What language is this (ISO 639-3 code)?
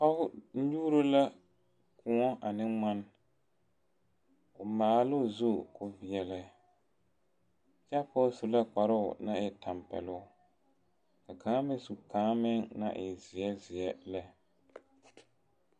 dga